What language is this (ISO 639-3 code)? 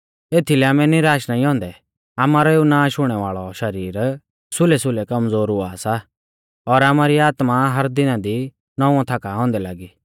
bfz